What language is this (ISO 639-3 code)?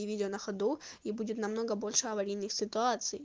rus